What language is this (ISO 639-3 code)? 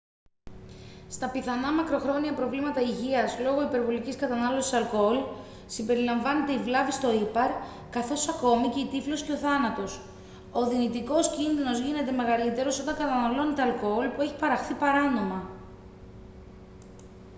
ell